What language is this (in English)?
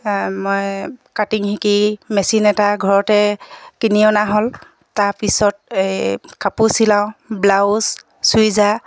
Assamese